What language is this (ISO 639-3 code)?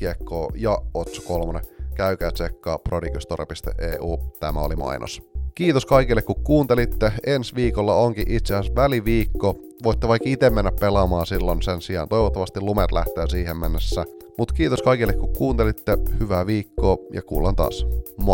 fin